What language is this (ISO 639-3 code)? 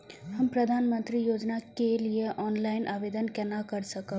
mai